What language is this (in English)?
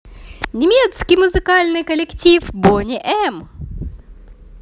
Russian